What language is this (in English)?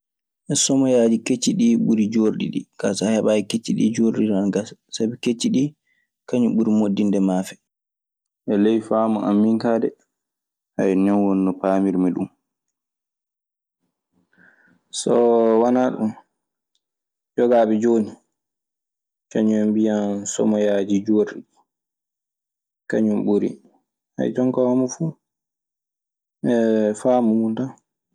Maasina Fulfulde